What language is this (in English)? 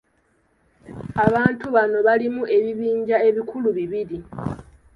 Ganda